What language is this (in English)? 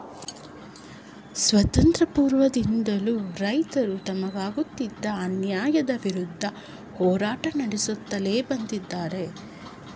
Kannada